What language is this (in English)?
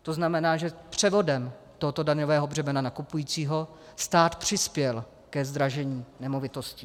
Czech